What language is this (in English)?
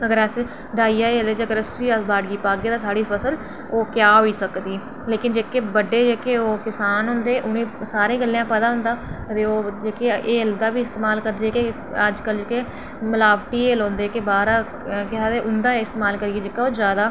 Dogri